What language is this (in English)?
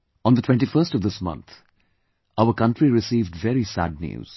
English